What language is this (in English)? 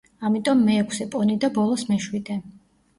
Georgian